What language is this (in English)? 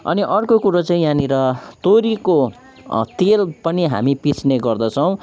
Nepali